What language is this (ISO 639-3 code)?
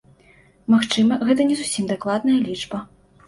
bel